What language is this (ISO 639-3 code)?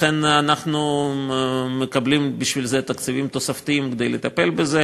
heb